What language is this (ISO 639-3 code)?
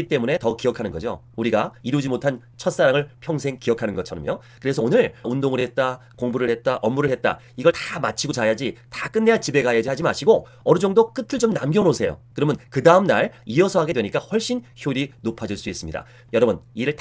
kor